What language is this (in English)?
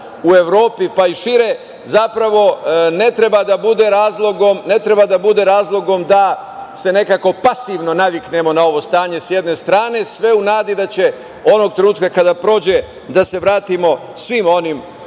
Serbian